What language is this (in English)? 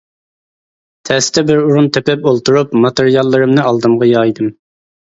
Uyghur